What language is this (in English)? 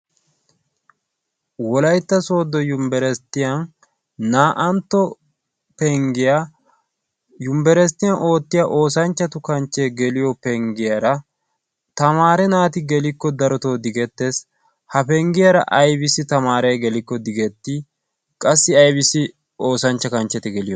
Wolaytta